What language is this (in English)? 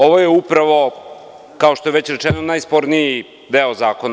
Serbian